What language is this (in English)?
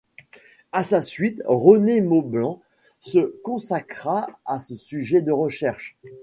French